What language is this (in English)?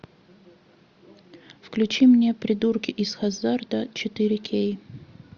Russian